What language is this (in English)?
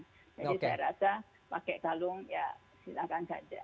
Indonesian